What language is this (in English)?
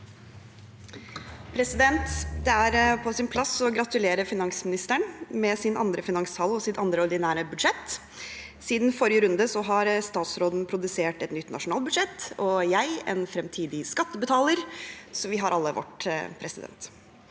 Norwegian